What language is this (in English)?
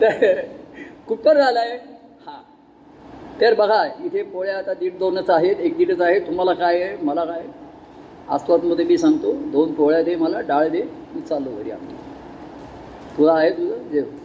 Marathi